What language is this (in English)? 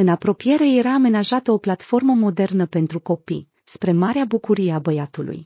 Romanian